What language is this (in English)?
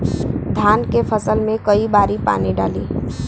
Bhojpuri